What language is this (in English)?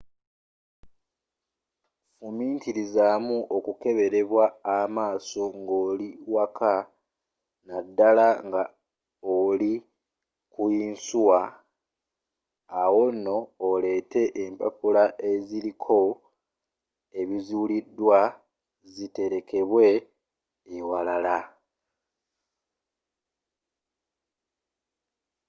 Ganda